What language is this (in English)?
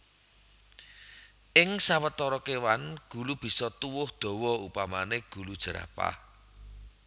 Javanese